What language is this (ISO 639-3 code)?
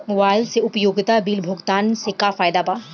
bho